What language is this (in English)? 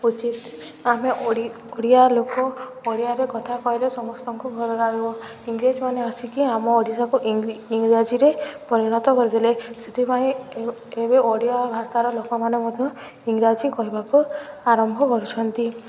Odia